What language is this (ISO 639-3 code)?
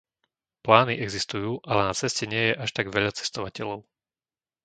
slk